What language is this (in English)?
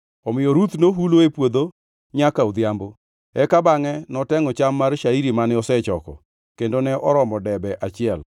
Luo (Kenya and Tanzania)